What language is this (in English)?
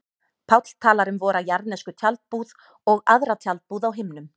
Icelandic